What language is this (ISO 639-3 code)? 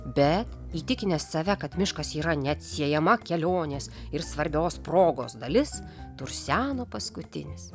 lit